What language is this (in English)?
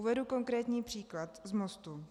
Czech